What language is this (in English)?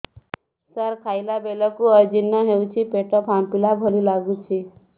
Odia